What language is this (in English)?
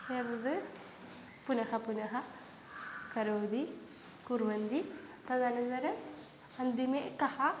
Sanskrit